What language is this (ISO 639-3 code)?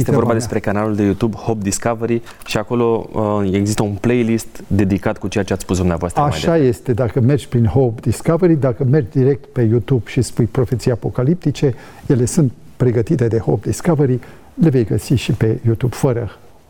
ron